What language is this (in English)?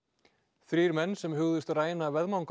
Icelandic